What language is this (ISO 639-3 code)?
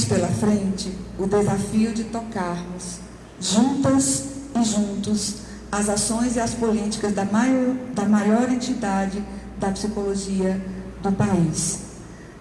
por